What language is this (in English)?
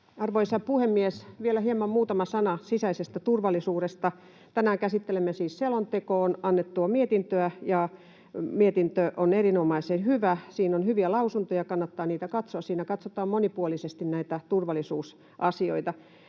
Finnish